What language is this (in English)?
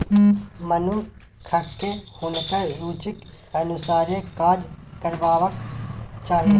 Maithili